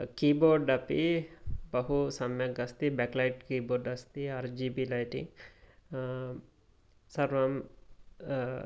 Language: Sanskrit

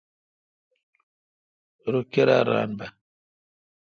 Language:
Kalkoti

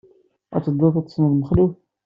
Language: Kabyle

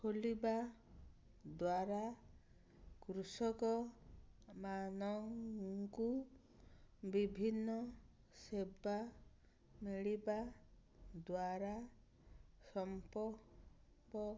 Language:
Odia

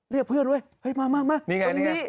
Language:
Thai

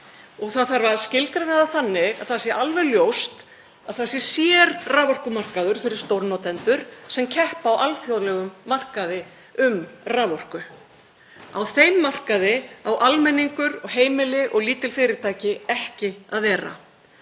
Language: Icelandic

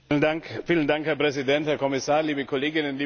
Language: German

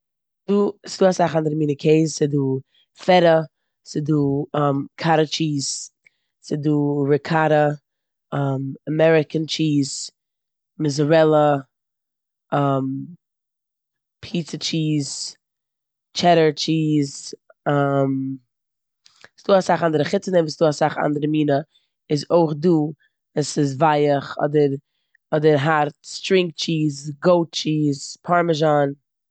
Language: Yiddish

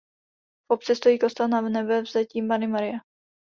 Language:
Czech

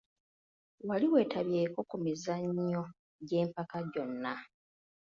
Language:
Ganda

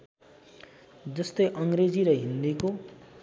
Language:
Nepali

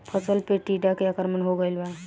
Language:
Bhojpuri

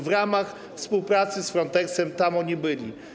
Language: Polish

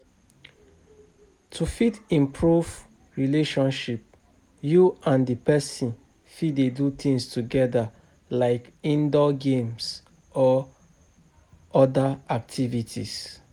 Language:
Nigerian Pidgin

